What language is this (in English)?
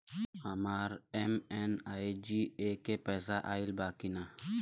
Bhojpuri